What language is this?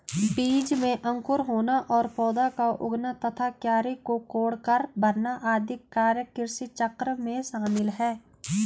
Hindi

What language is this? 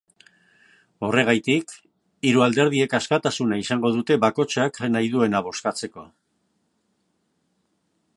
Basque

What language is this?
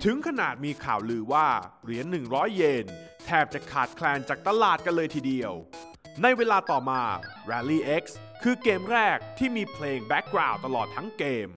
Thai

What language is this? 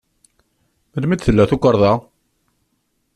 Kabyle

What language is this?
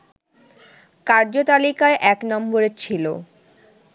Bangla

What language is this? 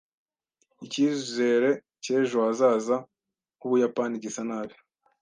Kinyarwanda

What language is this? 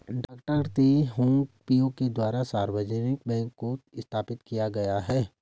Hindi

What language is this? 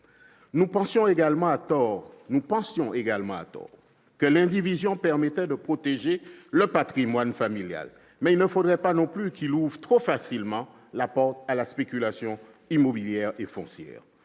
French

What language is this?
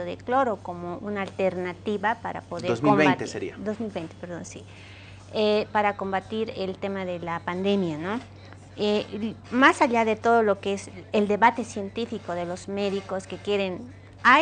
Spanish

